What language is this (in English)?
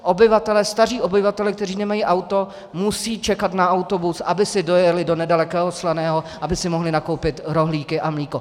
Czech